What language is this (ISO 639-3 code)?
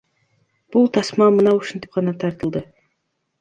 kir